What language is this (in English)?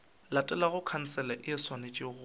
Northern Sotho